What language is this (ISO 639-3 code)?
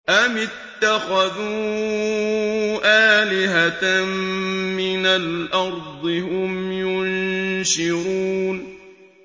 ara